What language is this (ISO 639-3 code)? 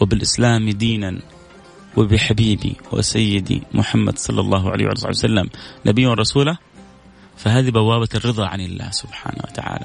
ara